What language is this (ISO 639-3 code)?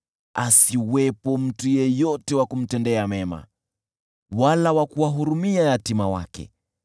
swa